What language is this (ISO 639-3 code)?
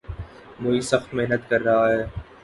urd